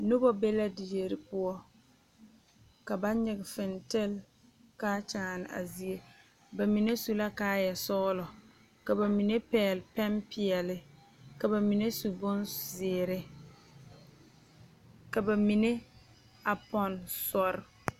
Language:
Southern Dagaare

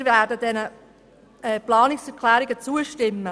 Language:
Swiss German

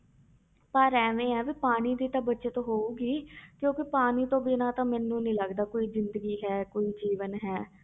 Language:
Punjabi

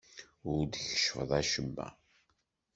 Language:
Kabyle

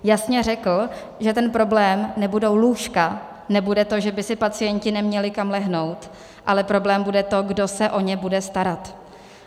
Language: Czech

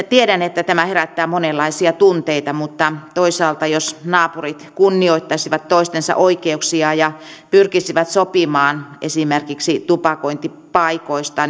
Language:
Finnish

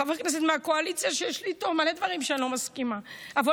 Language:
Hebrew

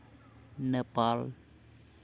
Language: Santali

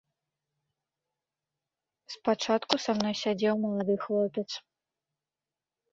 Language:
Belarusian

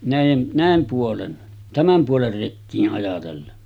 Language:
Finnish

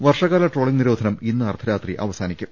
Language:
Malayalam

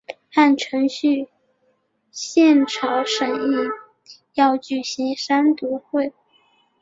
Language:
Chinese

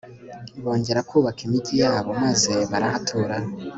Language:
Kinyarwanda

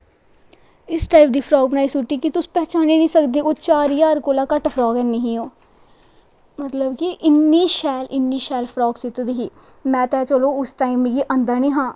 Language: Dogri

